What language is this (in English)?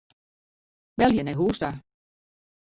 Western Frisian